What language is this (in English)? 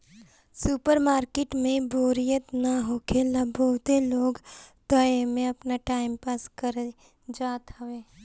Bhojpuri